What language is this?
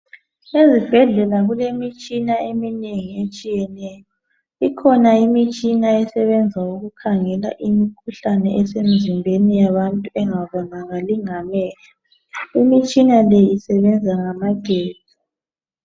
North Ndebele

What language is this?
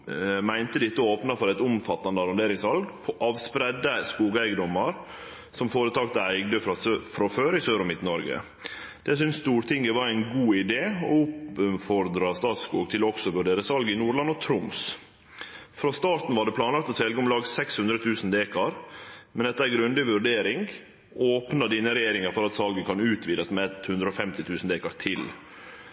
Norwegian Nynorsk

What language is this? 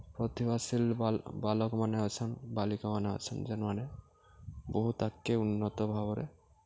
Odia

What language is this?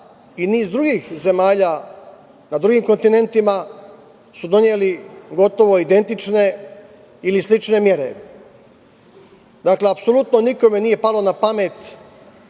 Serbian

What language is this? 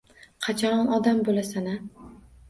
Uzbek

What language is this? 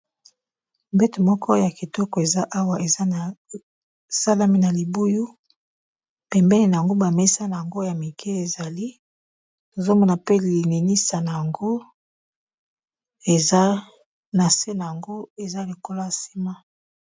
Lingala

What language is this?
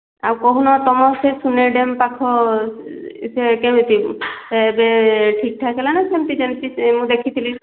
Odia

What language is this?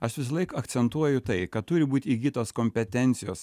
Lithuanian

